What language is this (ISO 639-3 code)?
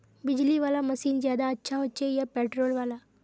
mag